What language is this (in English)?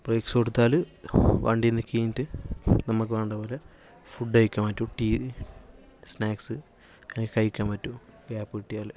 Malayalam